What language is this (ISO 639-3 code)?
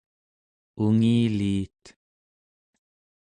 esu